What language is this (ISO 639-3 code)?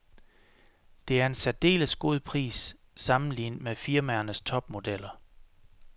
dan